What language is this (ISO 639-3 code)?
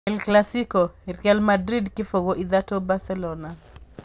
kik